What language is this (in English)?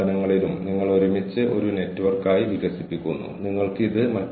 Malayalam